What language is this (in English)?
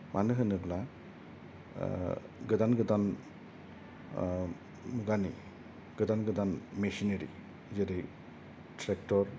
Bodo